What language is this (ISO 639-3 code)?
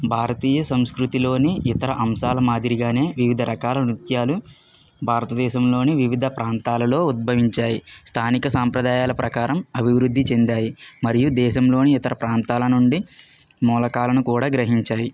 tel